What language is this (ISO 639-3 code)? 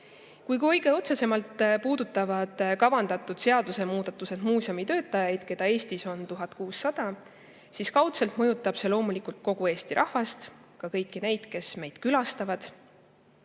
est